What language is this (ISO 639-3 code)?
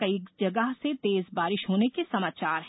hin